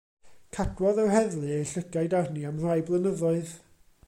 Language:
Welsh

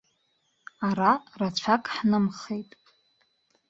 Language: Abkhazian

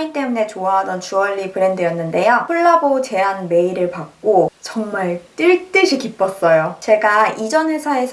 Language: Korean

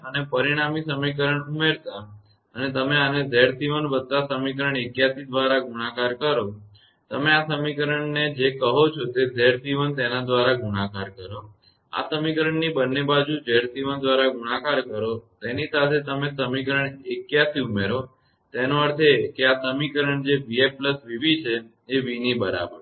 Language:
Gujarati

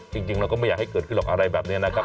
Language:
Thai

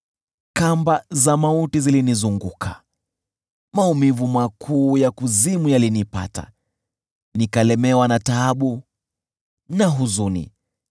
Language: Swahili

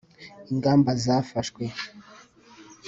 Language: Kinyarwanda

